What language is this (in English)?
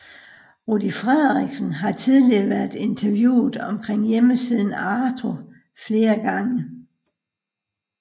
Danish